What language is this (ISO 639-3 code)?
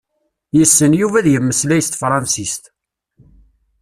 kab